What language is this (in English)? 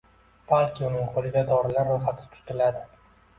Uzbek